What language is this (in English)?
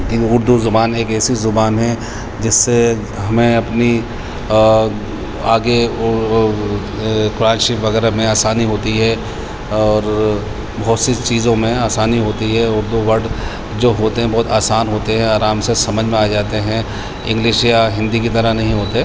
Urdu